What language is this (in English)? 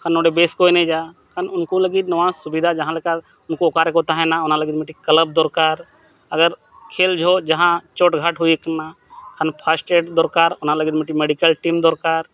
Santali